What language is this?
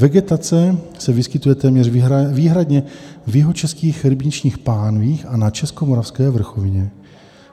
Czech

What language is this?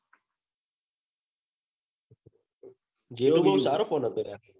Gujarati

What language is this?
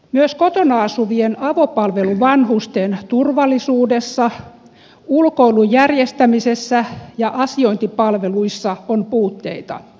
Finnish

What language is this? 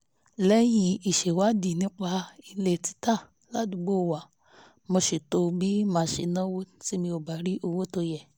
Yoruba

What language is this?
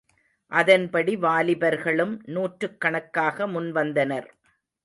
Tamil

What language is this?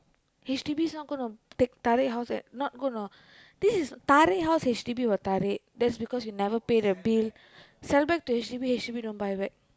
English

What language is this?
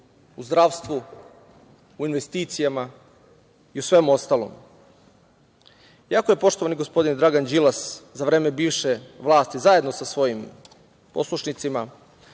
Serbian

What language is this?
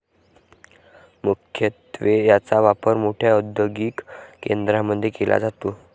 Marathi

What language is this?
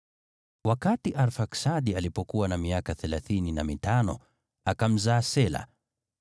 Swahili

